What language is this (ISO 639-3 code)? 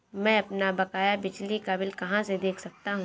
hin